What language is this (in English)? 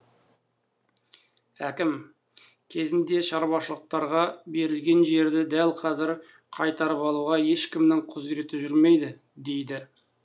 Kazakh